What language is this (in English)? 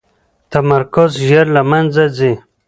Pashto